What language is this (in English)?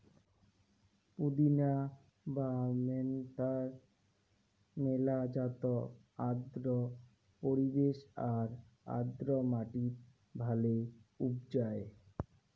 Bangla